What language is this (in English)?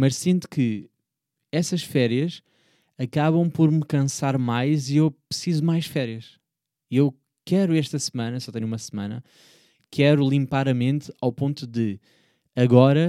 Portuguese